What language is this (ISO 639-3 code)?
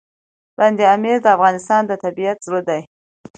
pus